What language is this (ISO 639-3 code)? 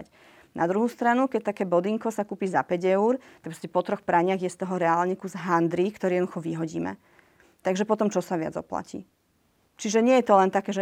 slk